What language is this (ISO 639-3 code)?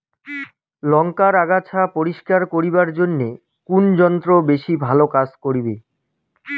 ben